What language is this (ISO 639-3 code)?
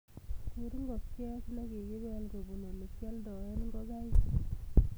kln